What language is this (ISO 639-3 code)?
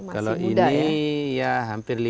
ind